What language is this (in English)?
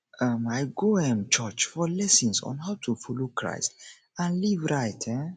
Nigerian Pidgin